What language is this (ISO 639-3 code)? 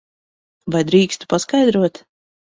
lav